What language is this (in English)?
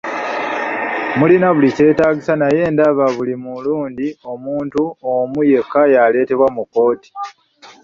Ganda